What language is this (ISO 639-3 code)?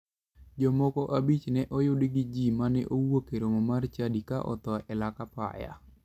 luo